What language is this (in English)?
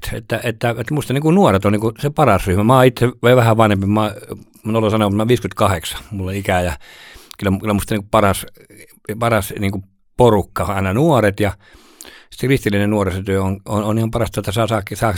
Finnish